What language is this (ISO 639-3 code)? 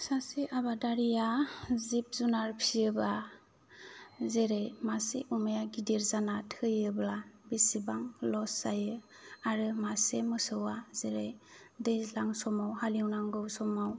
brx